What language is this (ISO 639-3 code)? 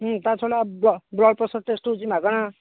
ori